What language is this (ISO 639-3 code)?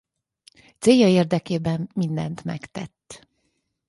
hun